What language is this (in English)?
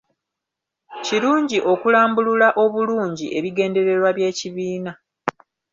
Ganda